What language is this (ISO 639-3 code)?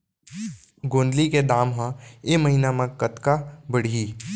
hne